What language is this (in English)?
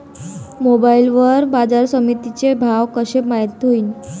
Marathi